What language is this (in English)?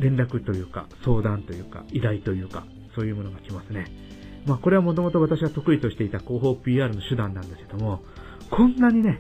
Japanese